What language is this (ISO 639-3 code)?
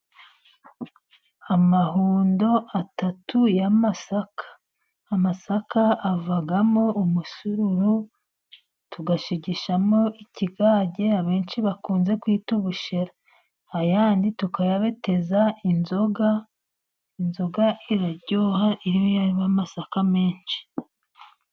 kin